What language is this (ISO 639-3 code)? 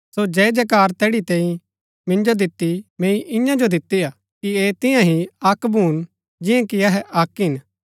gbk